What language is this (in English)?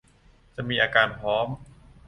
Thai